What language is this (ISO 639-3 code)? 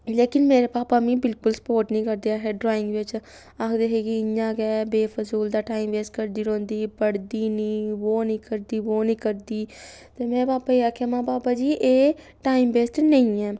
doi